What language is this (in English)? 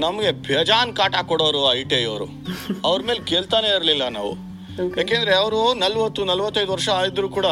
Kannada